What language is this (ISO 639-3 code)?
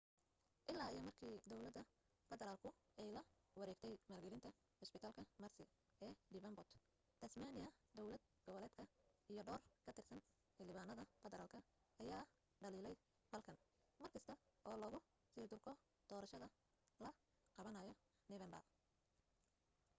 som